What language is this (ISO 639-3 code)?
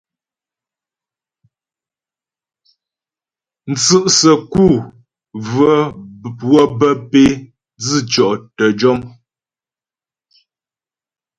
bbj